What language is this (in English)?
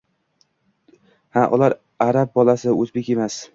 Uzbek